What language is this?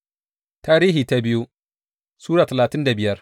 Hausa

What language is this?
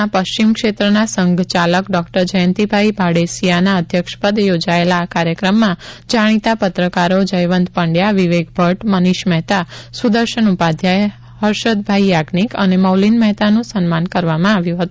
Gujarati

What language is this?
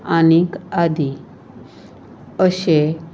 Konkani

